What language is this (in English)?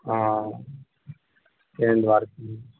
Maithili